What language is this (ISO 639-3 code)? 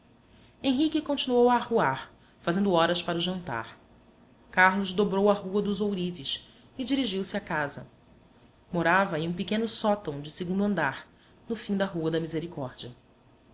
por